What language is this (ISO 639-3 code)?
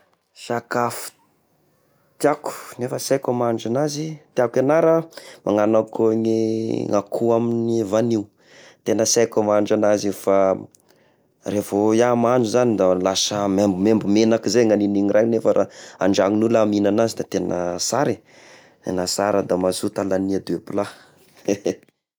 tkg